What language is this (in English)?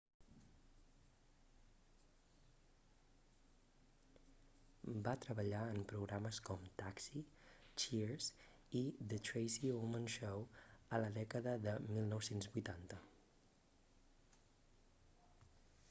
Catalan